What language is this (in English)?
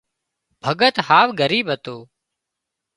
Wadiyara Koli